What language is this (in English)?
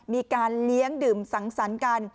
Thai